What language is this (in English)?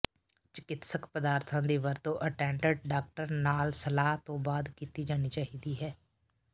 Punjabi